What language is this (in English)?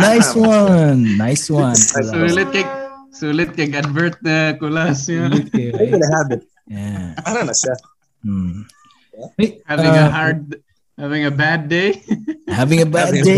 Filipino